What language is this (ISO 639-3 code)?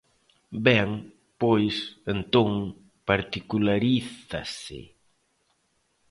glg